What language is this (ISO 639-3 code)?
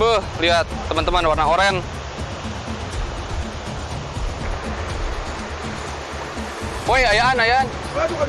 ind